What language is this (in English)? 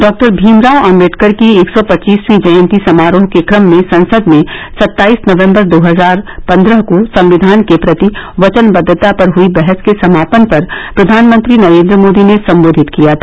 Hindi